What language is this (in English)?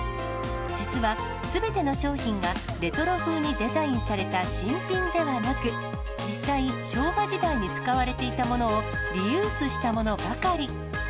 Japanese